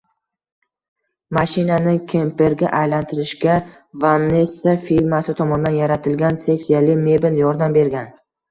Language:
Uzbek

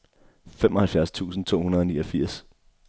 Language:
Danish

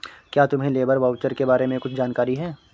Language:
Hindi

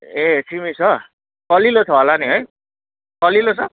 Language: Nepali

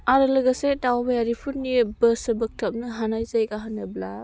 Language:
Bodo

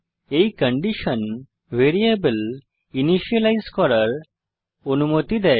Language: Bangla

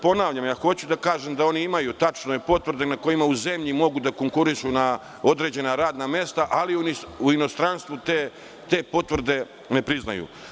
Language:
Serbian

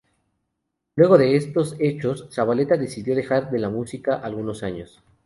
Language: Spanish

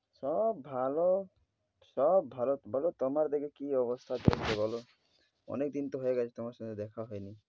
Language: Bangla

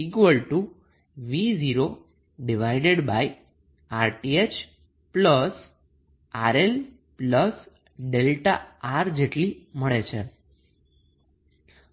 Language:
Gujarati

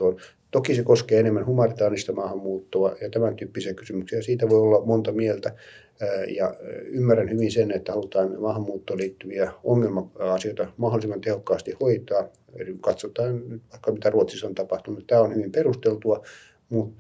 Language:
Finnish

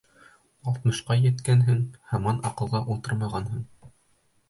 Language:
Bashkir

